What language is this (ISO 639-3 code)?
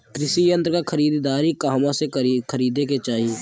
bho